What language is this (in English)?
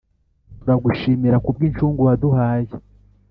Kinyarwanda